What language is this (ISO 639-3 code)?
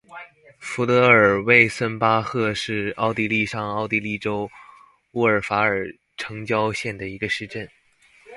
zho